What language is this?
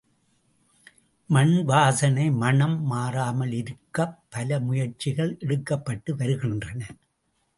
Tamil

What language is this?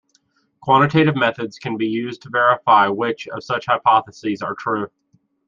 English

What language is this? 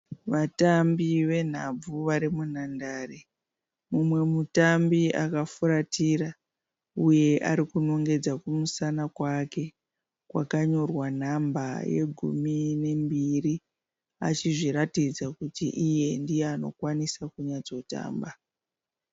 Shona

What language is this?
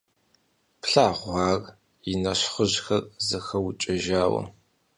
Kabardian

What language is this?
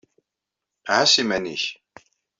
Kabyle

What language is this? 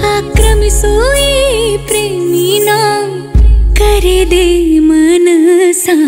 Hindi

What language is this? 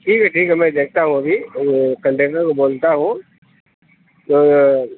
Urdu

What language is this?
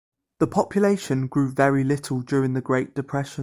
English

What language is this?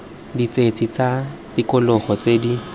Tswana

